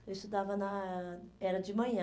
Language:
Portuguese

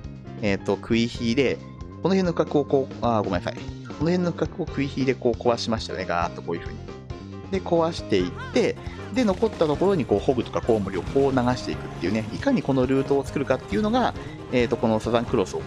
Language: Japanese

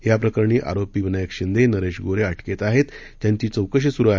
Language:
Marathi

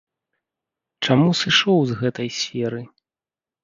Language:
Belarusian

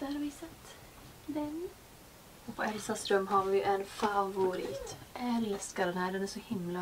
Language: Swedish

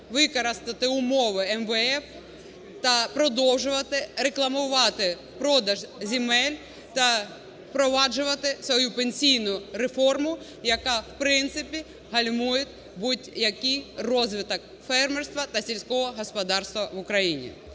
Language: Ukrainian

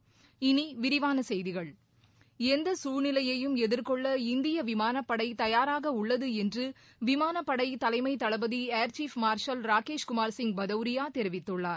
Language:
Tamil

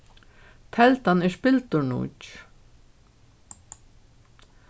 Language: Faroese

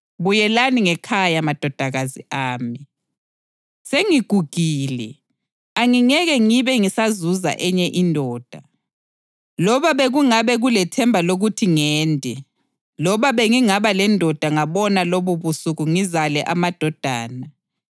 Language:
North Ndebele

